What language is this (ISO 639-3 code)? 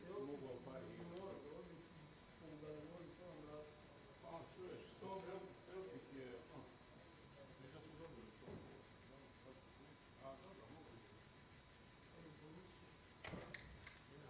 hrv